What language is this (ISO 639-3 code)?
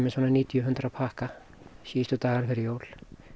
isl